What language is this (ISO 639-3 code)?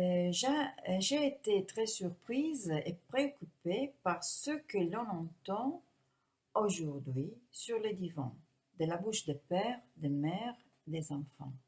fra